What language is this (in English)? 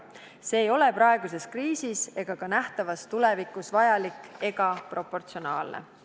Estonian